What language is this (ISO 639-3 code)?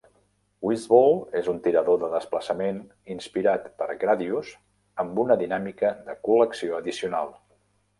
cat